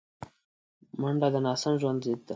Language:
Pashto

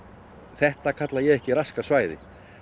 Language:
Icelandic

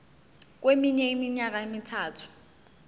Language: Zulu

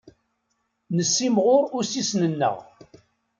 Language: Kabyle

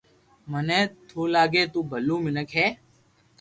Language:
Loarki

